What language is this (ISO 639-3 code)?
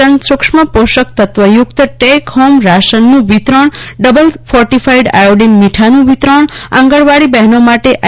guj